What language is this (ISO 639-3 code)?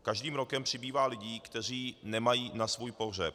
ces